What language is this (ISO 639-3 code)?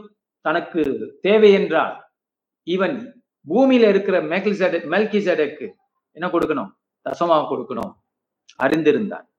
tam